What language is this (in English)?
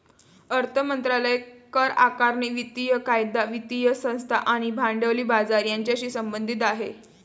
Marathi